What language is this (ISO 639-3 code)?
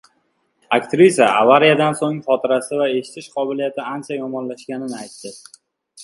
uzb